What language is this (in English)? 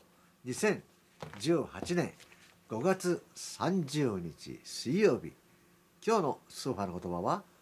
Japanese